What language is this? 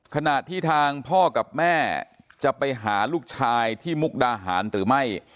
Thai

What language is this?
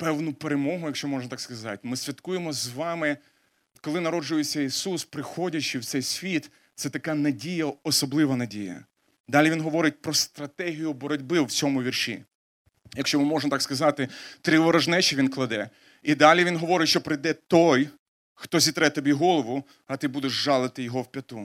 Ukrainian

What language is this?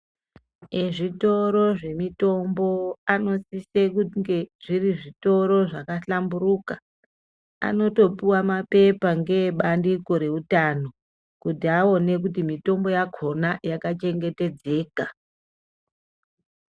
Ndau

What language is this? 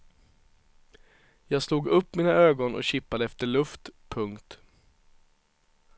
Swedish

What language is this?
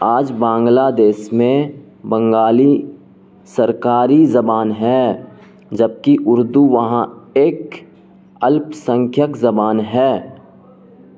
Urdu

